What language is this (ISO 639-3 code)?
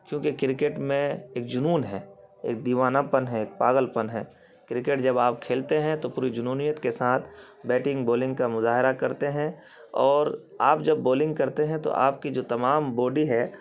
urd